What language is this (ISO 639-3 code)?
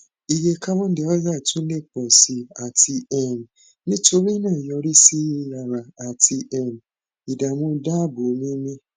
yor